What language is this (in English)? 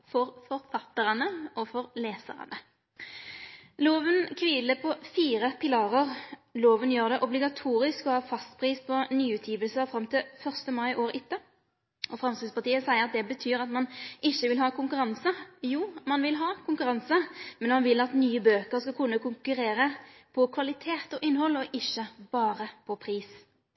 Norwegian Nynorsk